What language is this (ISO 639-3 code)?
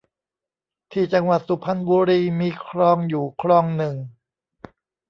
tha